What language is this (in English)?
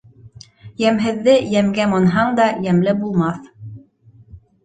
Bashkir